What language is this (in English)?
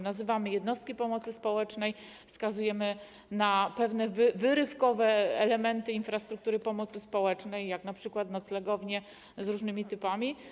Polish